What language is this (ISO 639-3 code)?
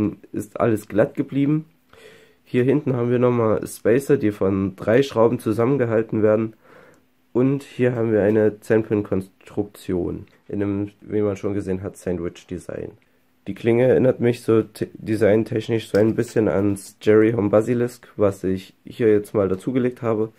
deu